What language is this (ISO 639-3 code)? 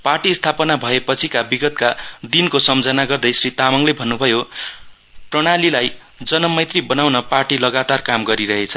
nep